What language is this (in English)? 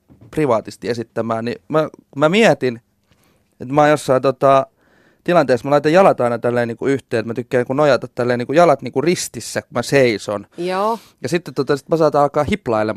Finnish